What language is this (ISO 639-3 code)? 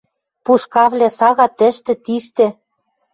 mrj